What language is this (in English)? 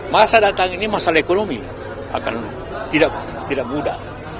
Indonesian